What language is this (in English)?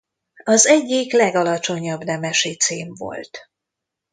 Hungarian